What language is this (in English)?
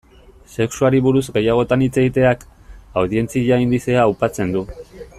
Basque